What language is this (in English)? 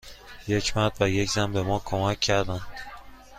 Persian